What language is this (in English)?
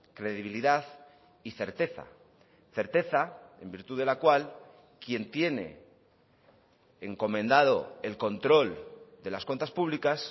Spanish